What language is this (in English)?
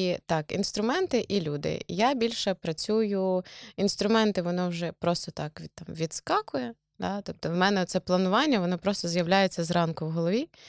Ukrainian